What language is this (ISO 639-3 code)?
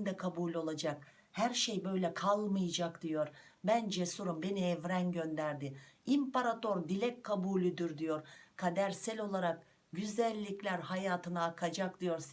tur